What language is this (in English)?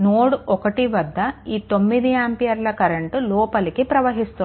Telugu